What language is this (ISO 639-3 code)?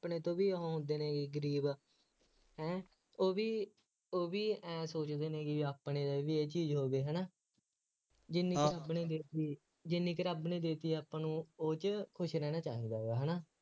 pan